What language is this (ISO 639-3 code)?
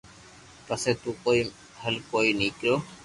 lrk